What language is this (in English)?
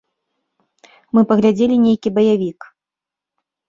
Belarusian